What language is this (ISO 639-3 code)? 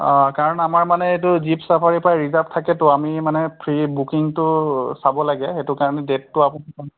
asm